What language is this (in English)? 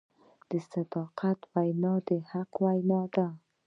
Pashto